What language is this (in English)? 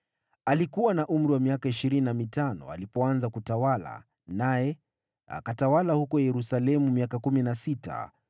Swahili